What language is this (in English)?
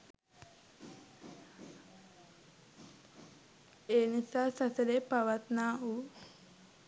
Sinhala